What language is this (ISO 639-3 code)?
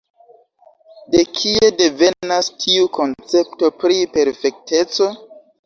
epo